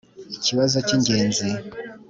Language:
Kinyarwanda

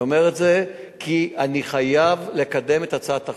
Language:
Hebrew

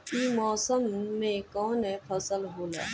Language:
Bhojpuri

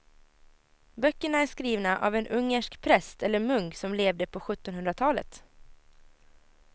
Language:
Swedish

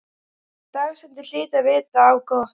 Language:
Icelandic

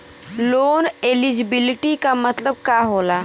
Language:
Bhojpuri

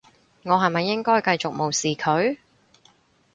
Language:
Cantonese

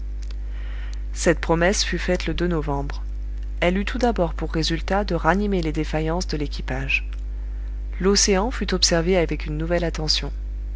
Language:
French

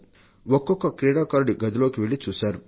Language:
Telugu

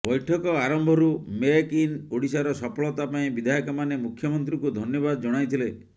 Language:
Odia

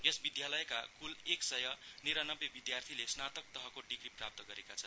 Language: Nepali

